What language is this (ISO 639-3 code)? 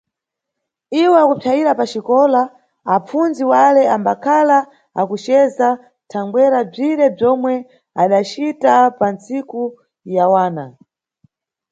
nyu